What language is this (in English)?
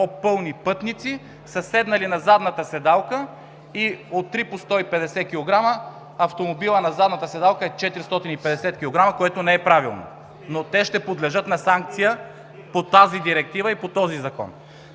Bulgarian